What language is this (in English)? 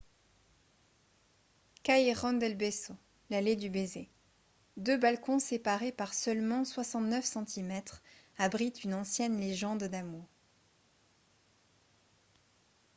French